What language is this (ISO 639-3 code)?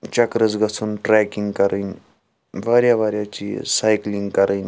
kas